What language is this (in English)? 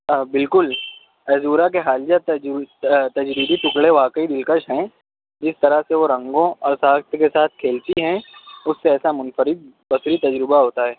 Urdu